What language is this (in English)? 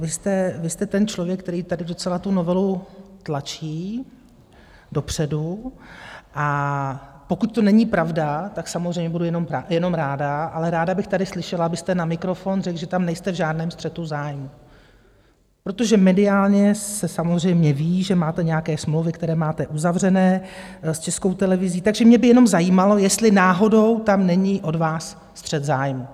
Czech